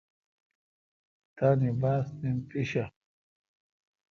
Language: Kalkoti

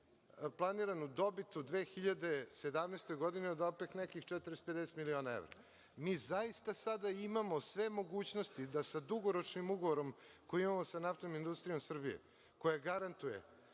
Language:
Serbian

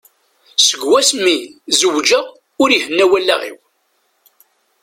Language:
Kabyle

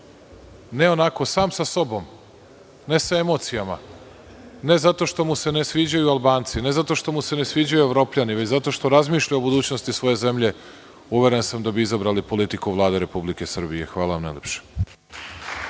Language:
Serbian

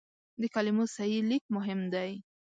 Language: Pashto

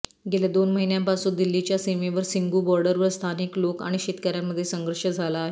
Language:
Marathi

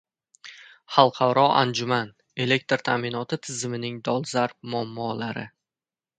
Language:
Uzbek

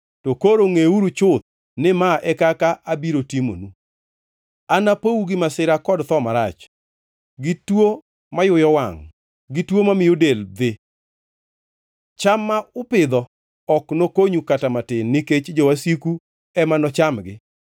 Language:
Luo (Kenya and Tanzania)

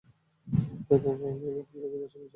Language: Bangla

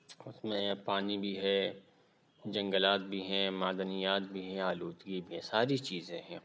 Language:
Urdu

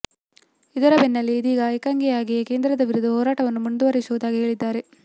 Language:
Kannada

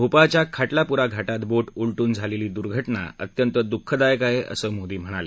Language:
Marathi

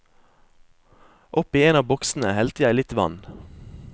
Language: Norwegian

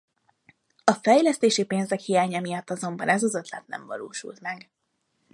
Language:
Hungarian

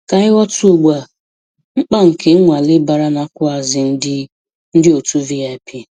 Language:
Igbo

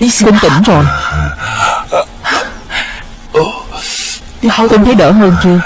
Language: Vietnamese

